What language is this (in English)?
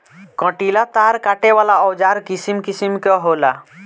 Bhojpuri